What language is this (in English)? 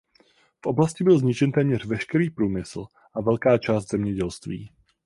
Czech